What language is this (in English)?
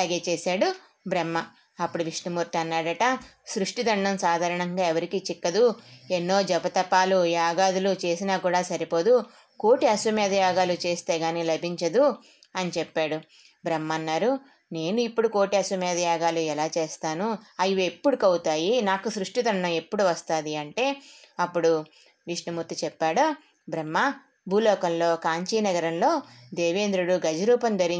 Telugu